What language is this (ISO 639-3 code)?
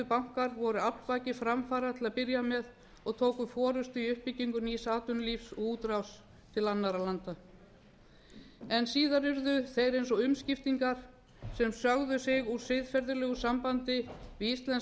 isl